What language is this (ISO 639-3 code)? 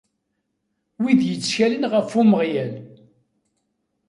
kab